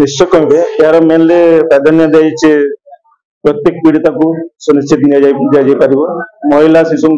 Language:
Bangla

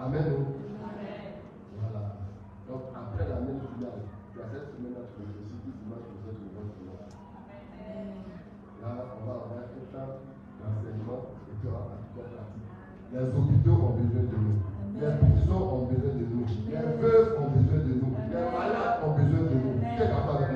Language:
French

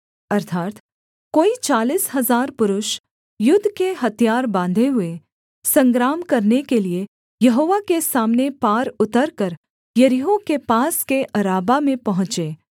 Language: Hindi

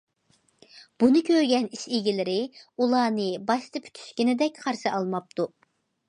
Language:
Uyghur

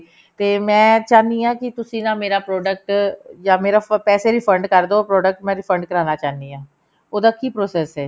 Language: Punjabi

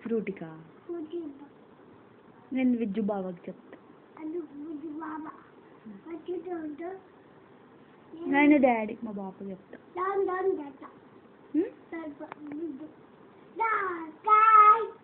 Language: Spanish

